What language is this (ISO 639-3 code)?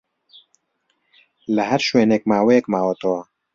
ckb